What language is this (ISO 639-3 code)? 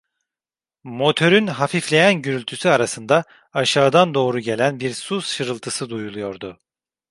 tur